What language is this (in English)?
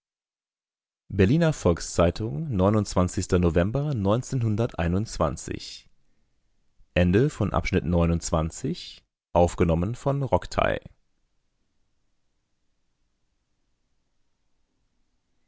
German